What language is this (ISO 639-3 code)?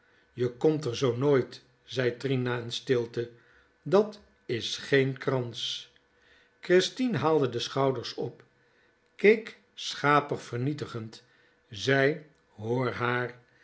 nld